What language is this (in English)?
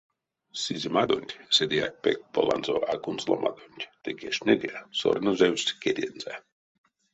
Erzya